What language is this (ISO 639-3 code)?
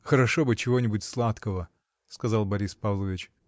rus